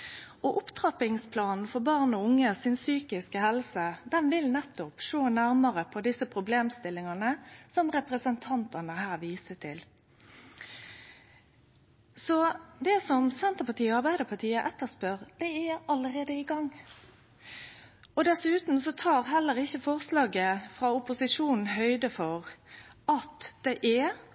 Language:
Norwegian Nynorsk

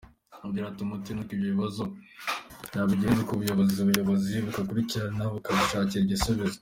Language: Kinyarwanda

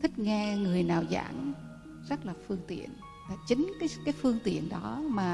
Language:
Vietnamese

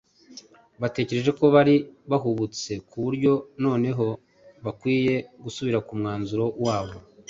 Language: Kinyarwanda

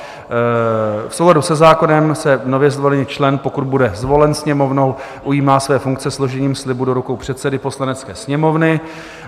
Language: Czech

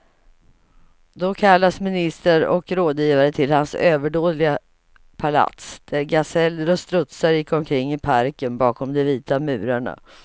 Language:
Swedish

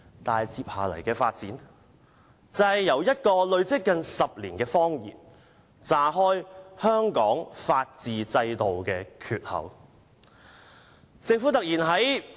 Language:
Cantonese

